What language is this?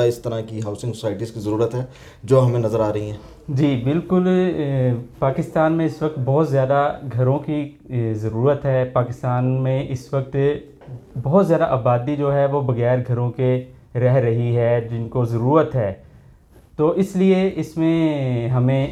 Urdu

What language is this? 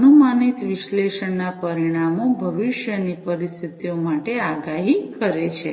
Gujarati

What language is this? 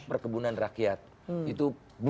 Indonesian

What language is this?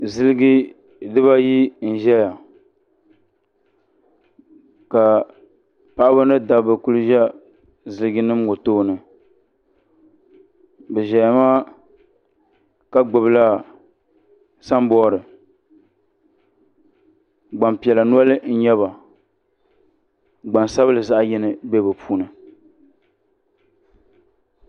Dagbani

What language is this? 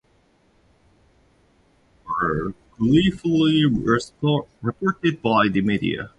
English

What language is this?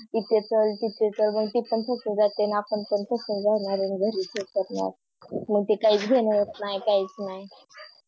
Marathi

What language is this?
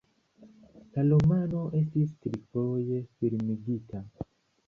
Esperanto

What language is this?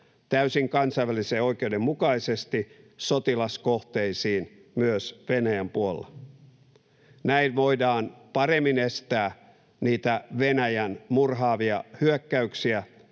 Finnish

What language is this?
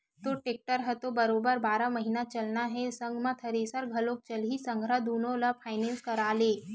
Chhattisgarhi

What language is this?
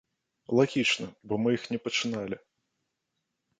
Belarusian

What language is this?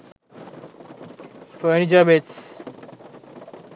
Sinhala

